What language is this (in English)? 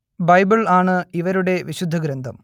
Malayalam